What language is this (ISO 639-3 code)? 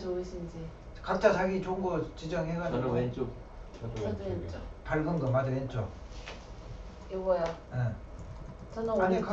kor